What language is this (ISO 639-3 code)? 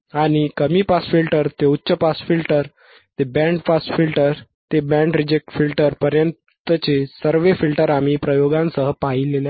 mar